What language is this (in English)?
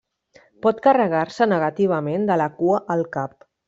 Catalan